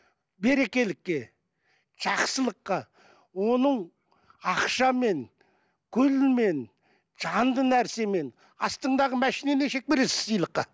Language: Kazakh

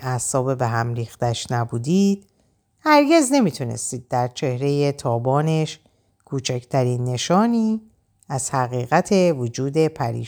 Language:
Persian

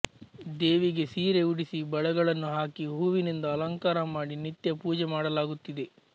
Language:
Kannada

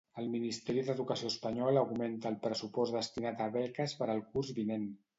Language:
Catalan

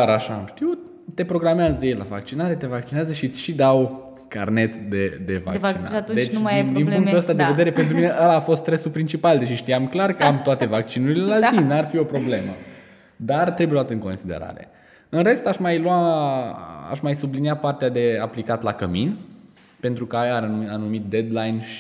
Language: Romanian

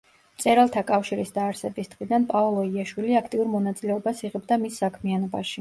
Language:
Georgian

